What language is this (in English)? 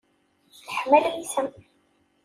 Kabyle